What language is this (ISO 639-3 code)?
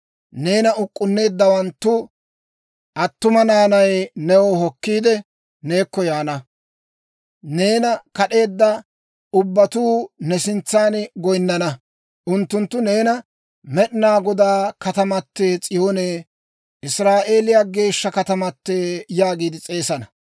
dwr